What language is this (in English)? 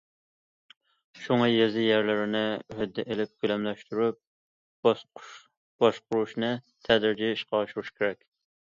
Uyghur